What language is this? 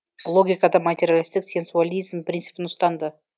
Kazakh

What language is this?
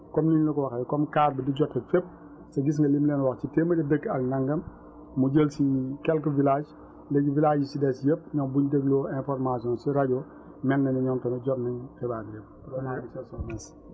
Wolof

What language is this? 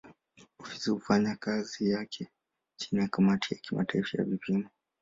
Swahili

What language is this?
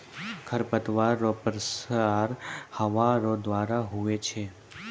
Maithili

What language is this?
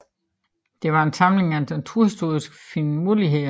Danish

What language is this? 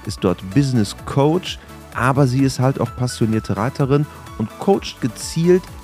German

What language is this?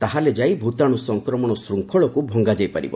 Odia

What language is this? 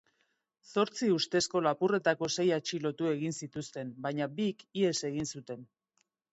Basque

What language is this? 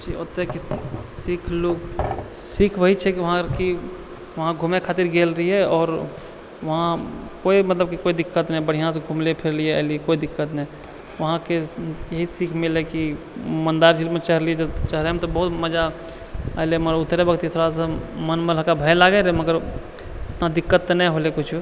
Maithili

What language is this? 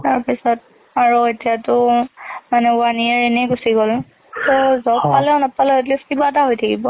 Assamese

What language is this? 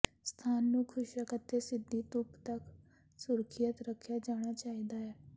Punjabi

